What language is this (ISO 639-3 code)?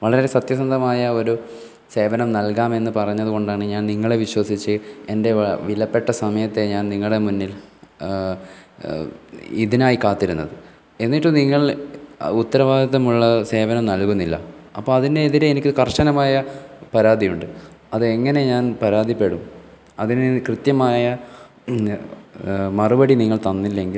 mal